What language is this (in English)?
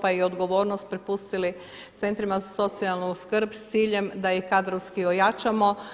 Croatian